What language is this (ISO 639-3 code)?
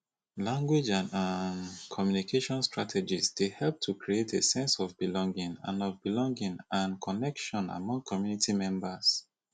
pcm